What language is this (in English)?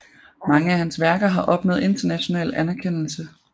Danish